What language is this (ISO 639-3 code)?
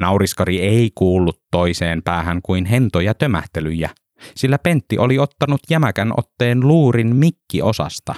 fin